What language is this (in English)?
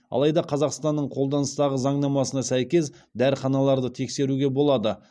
Kazakh